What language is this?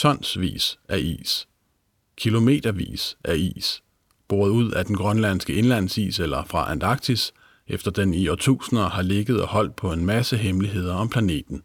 Danish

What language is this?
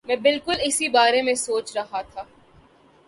Urdu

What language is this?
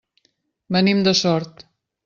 Catalan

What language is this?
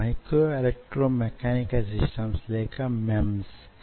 Telugu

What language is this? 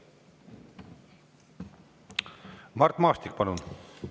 Estonian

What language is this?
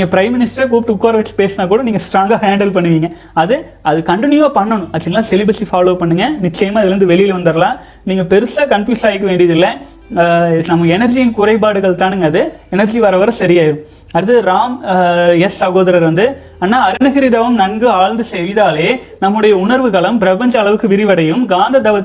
Tamil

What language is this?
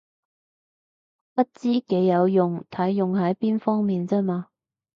Cantonese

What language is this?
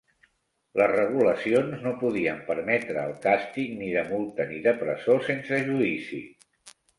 Catalan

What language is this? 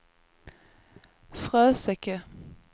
Swedish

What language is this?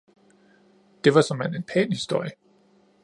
Danish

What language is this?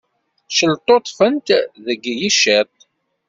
Kabyle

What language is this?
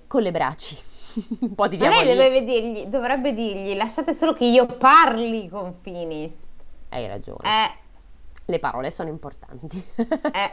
Italian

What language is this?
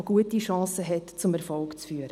Swiss German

